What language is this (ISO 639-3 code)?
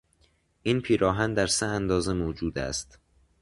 fas